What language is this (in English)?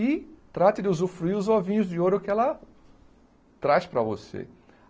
Portuguese